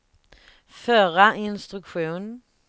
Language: Swedish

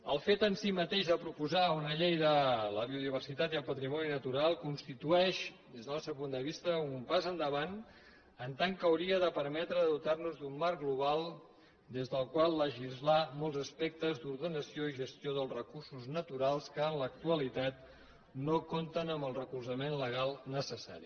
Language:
Catalan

